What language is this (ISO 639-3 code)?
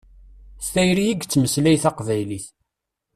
kab